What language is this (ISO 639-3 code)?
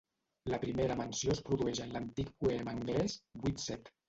cat